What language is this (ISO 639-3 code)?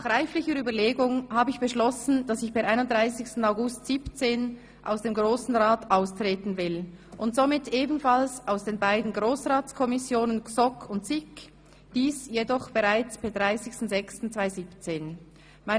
gsw